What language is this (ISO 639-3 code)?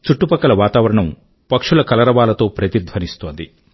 tel